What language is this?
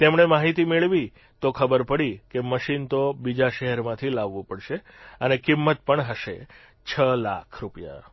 Gujarati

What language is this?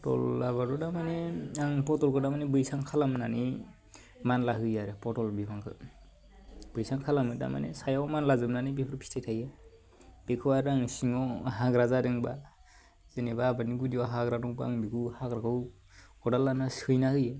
Bodo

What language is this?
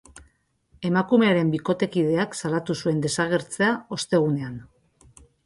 Basque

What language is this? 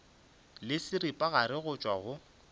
Northern Sotho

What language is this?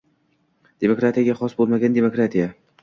Uzbek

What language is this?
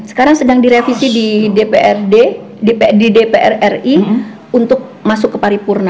Indonesian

